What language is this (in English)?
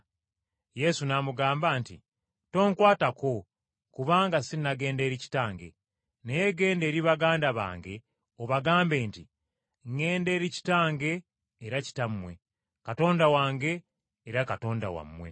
Ganda